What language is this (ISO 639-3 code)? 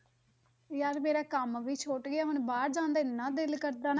pan